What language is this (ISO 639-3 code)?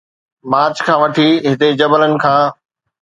snd